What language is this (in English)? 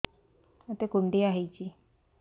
Odia